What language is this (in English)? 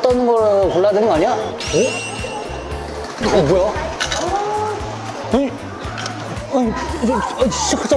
Korean